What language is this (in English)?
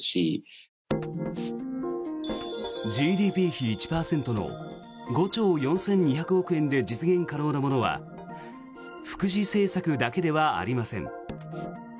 Japanese